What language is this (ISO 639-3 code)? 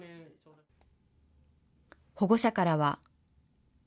jpn